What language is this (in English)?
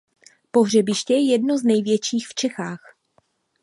Czech